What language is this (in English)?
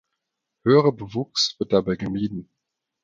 German